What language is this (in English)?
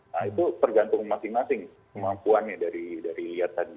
Indonesian